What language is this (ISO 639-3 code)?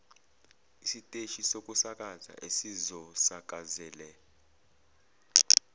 zul